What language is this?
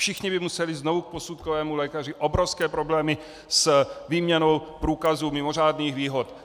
Czech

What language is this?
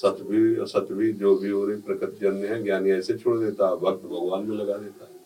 Hindi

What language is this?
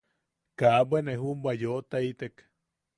Yaqui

